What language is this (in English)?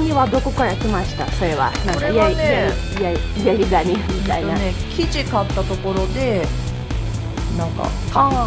Japanese